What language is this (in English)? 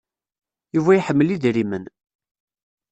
Kabyle